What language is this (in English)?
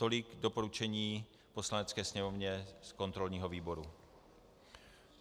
Czech